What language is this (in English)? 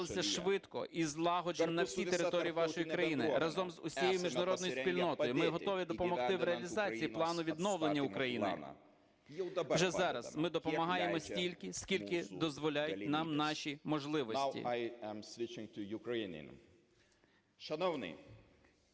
Ukrainian